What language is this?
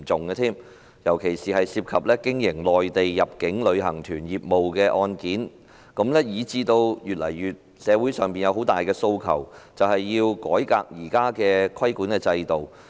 Cantonese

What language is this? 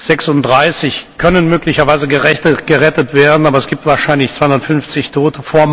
German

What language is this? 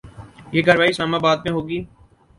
Urdu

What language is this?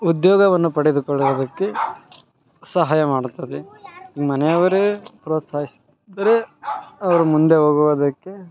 Kannada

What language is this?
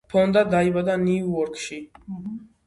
Georgian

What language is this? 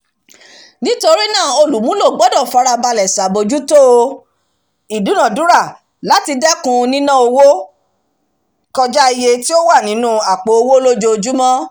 Yoruba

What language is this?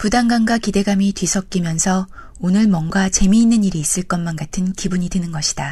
Korean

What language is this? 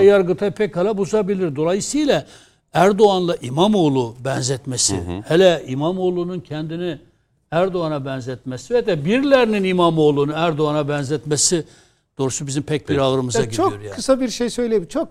Turkish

